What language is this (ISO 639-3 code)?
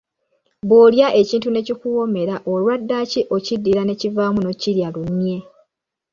lug